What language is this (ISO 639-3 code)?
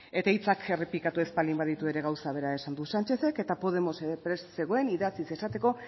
eus